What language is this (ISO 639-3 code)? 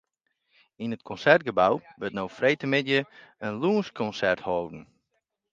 fry